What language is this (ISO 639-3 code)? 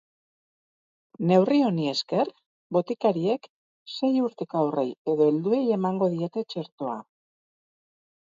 eus